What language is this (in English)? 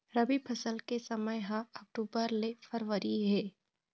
Chhattisgarhi